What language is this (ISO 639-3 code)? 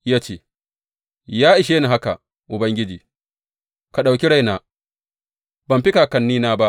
hau